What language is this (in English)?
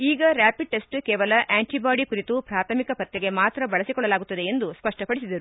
Kannada